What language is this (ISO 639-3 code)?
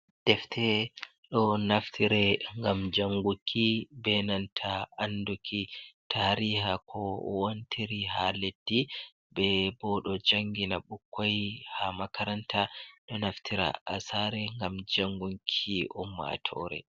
ful